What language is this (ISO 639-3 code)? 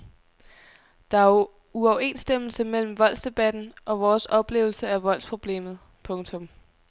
dan